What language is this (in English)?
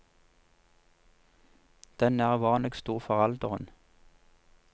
Norwegian